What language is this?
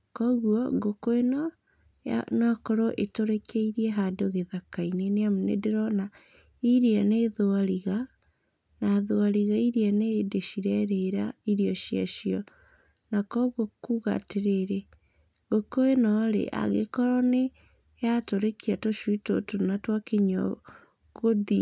Kikuyu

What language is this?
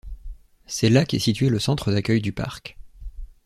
French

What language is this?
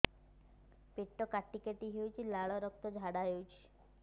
Odia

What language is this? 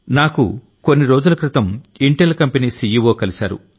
Telugu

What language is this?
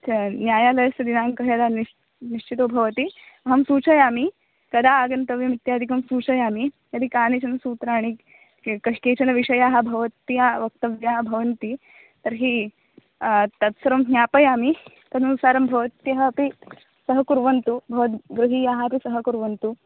Sanskrit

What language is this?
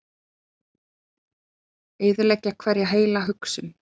Icelandic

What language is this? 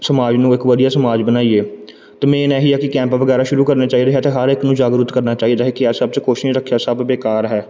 Punjabi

